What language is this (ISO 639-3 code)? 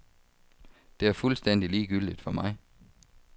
dan